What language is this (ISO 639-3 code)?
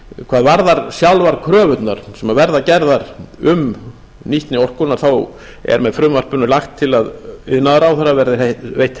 isl